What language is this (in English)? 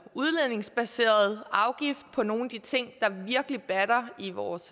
Danish